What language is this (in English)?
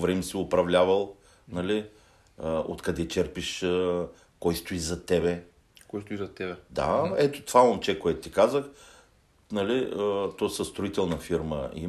Bulgarian